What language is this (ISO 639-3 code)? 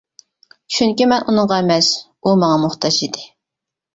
uig